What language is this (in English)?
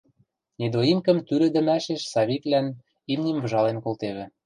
Western Mari